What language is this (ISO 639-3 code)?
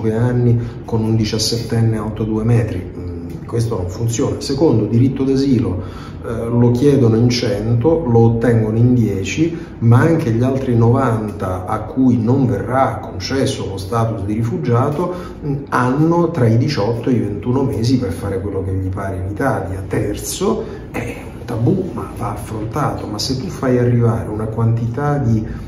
ita